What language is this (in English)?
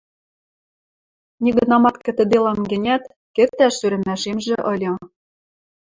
Western Mari